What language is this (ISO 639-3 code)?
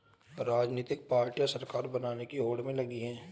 hin